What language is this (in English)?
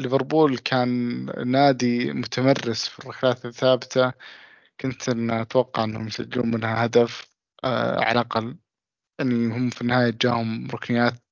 Arabic